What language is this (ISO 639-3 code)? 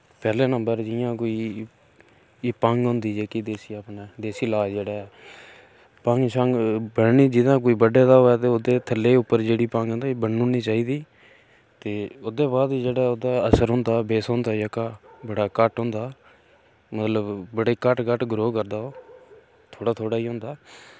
doi